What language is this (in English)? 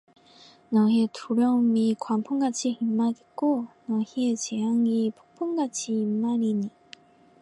Korean